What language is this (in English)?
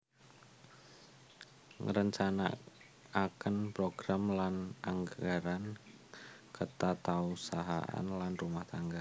Javanese